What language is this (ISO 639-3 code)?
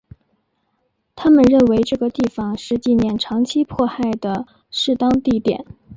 zho